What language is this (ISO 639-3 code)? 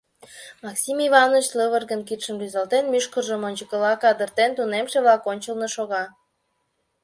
chm